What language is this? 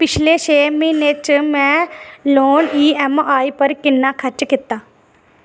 Dogri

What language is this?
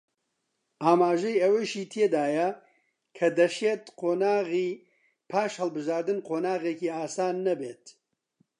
Central Kurdish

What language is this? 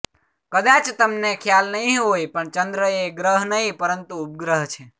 Gujarati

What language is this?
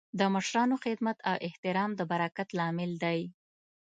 Pashto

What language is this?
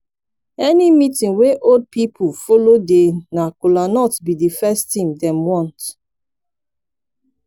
Nigerian Pidgin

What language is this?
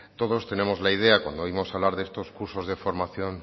Spanish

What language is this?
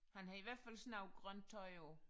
Danish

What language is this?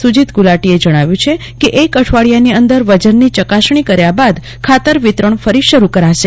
Gujarati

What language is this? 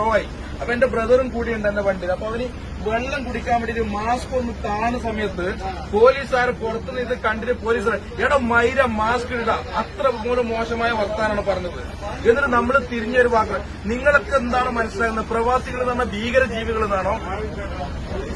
Malayalam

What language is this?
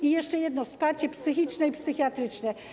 Polish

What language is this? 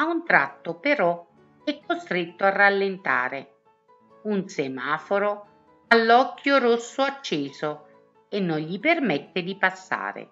Italian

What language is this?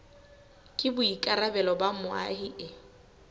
Southern Sotho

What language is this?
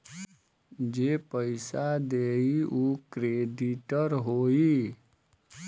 Bhojpuri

